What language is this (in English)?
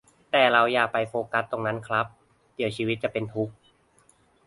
Thai